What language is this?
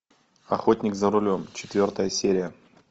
Russian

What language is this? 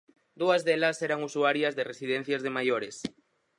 Galician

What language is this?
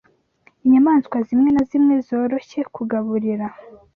Kinyarwanda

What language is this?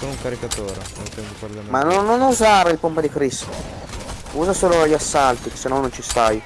Italian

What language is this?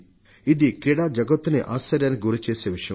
Telugu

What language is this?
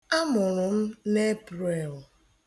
Igbo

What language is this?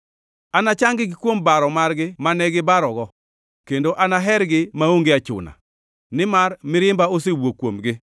Luo (Kenya and Tanzania)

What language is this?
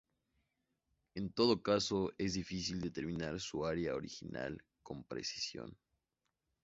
Spanish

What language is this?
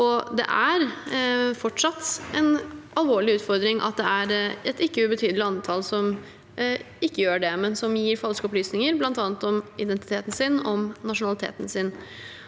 Norwegian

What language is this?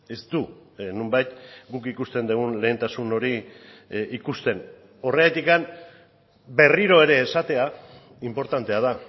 Basque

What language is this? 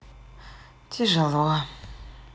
Russian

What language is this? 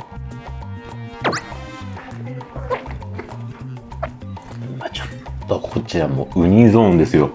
Japanese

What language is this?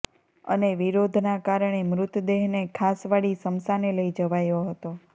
Gujarati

